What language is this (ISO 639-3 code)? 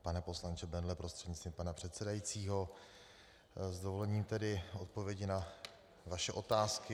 ces